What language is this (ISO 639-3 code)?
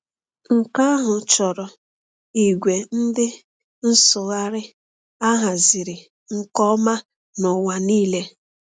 ibo